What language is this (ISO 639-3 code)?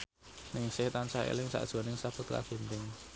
jav